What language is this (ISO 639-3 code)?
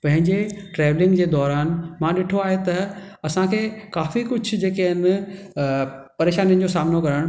snd